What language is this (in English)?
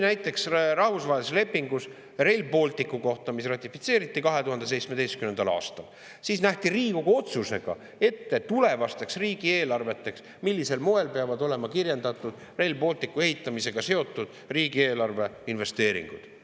Estonian